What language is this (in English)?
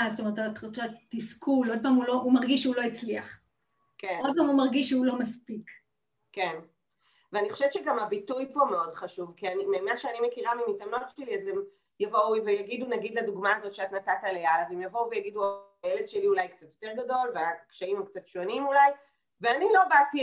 Hebrew